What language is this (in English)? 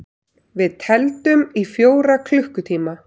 Icelandic